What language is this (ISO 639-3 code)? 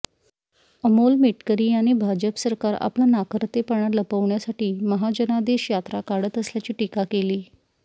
mar